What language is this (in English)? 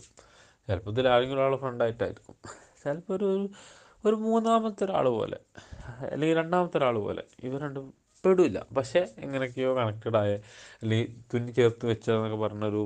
Malayalam